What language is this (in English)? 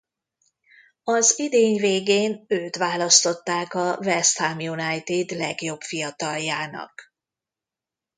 Hungarian